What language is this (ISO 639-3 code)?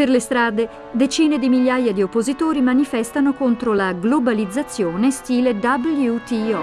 ita